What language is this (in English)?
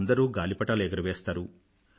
Telugu